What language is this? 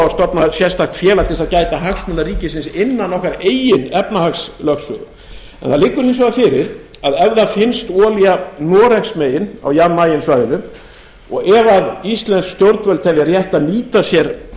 Icelandic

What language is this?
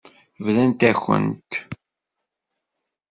Kabyle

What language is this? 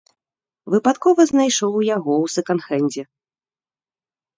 Belarusian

